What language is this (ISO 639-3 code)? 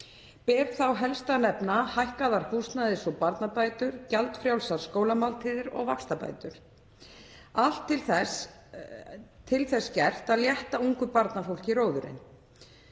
isl